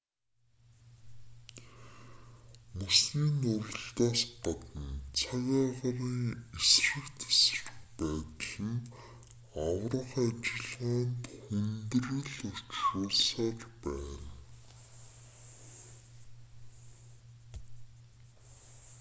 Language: Mongolian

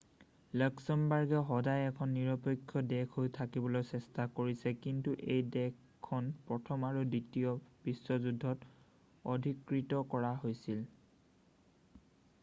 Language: Assamese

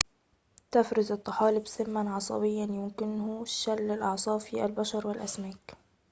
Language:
Arabic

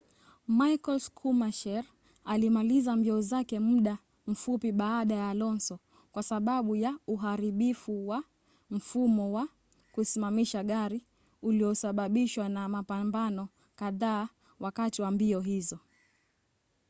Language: Swahili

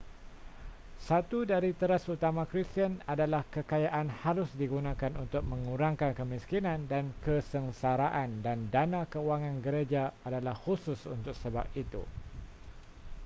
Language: Malay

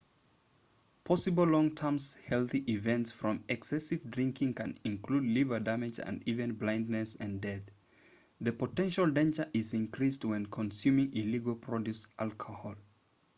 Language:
English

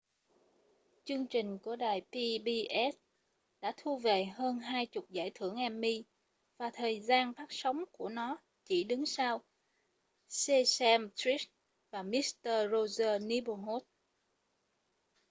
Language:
Vietnamese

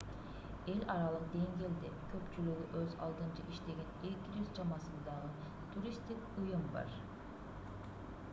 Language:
Kyrgyz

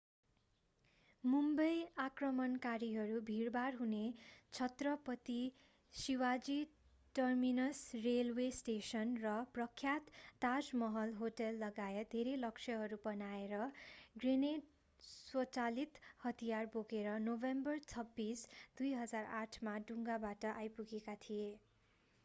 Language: Nepali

